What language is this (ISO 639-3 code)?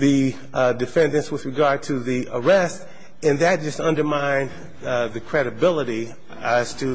eng